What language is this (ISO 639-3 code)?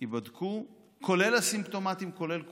heb